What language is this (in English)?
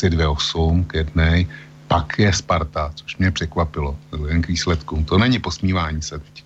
Czech